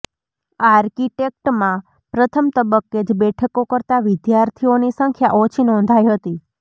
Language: Gujarati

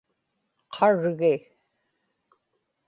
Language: Inupiaq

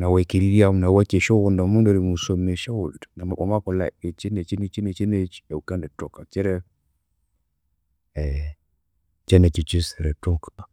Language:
Konzo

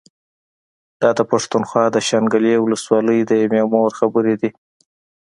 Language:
Pashto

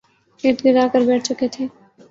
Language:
Urdu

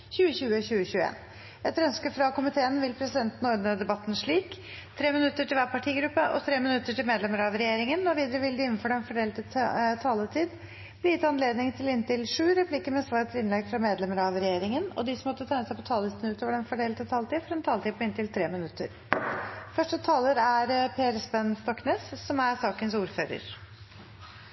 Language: Norwegian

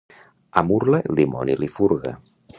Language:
Catalan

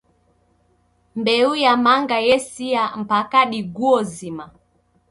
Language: Taita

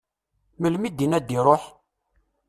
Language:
Kabyle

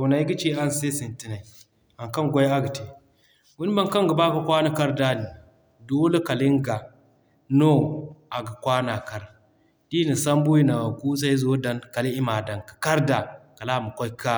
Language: Zarma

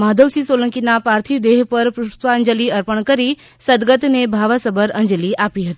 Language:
Gujarati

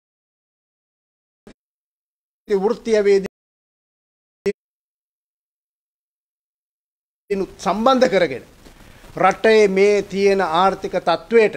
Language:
Indonesian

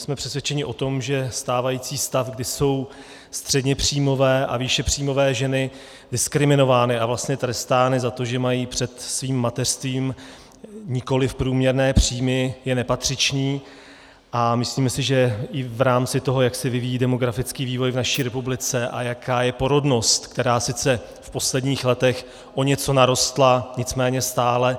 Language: Czech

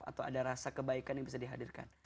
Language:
Indonesian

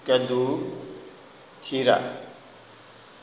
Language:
Urdu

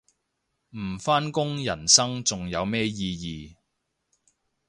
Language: Cantonese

